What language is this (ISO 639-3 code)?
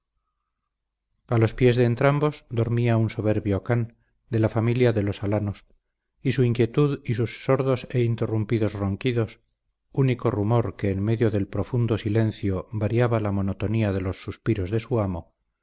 spa